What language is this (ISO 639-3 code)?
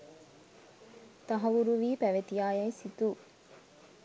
sin